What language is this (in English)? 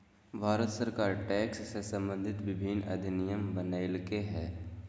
Magahi